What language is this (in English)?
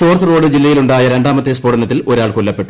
Malayalam